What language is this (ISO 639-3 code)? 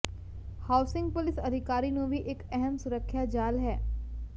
pan